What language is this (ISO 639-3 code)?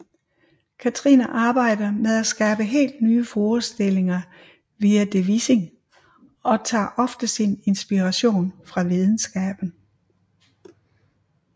dan